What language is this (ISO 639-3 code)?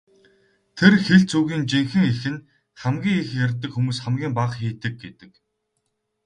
mon